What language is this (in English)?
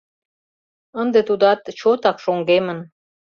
Mari